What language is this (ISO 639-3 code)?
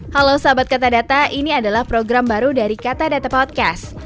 ind